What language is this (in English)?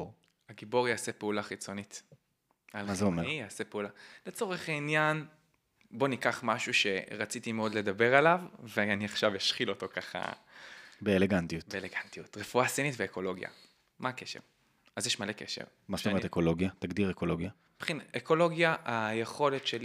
Hebrew